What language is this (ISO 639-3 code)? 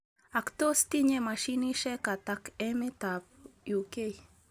kln